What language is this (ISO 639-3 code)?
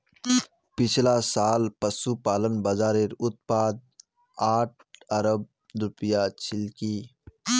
mag